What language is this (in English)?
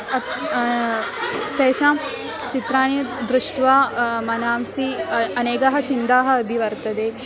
Sanskrit